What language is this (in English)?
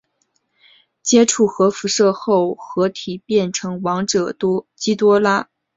Chinese